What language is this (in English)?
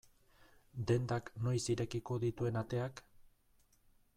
Basque